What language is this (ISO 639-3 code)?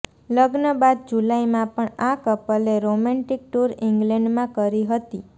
guj